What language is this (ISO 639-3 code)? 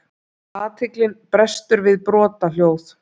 isl